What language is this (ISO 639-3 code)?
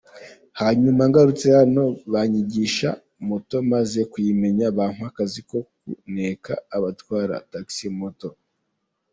kin